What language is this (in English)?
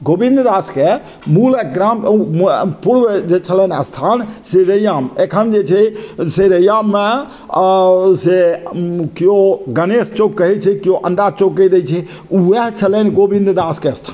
Maithili